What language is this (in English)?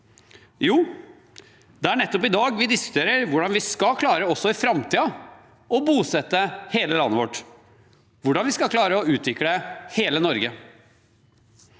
Norwegian